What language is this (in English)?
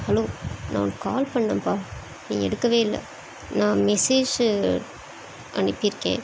Tamil